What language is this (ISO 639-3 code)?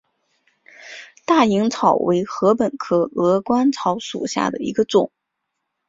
zho